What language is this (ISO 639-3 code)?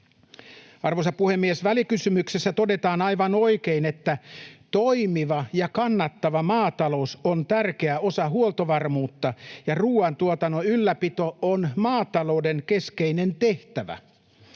fin